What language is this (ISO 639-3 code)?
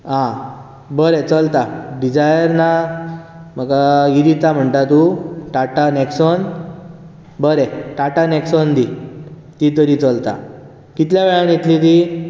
kok